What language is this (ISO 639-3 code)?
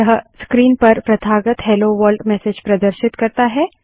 hin